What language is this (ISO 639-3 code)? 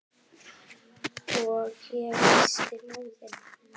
isl